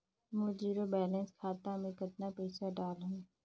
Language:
Chhattisgarhi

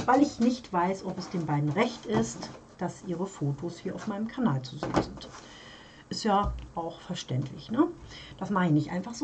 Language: German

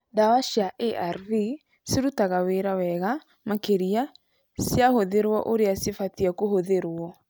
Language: Kikuyu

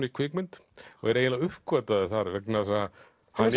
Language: Icelandic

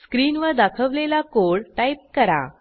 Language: Marathi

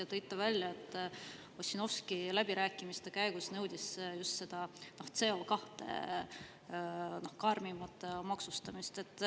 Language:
Estonian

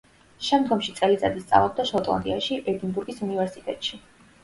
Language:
Georgian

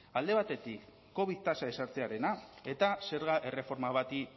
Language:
Basque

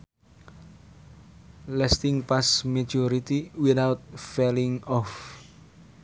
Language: Sundanese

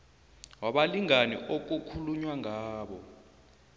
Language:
South Ndebele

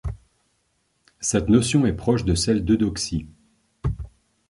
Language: French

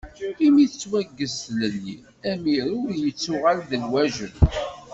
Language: Kabyle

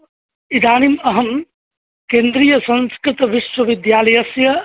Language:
Sanskrit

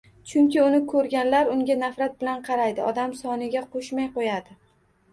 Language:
Uzbek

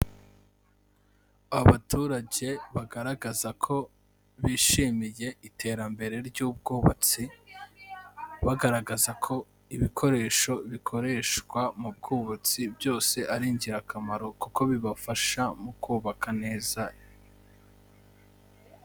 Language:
Kinyarwanda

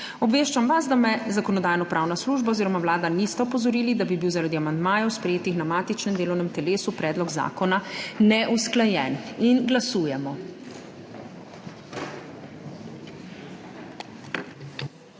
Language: Slovenian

